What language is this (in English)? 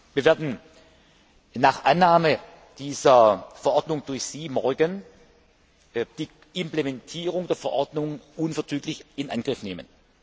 German